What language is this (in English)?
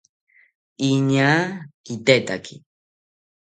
South Ucayali Ashéninka